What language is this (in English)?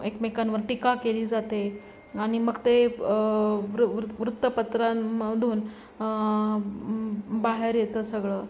Marathi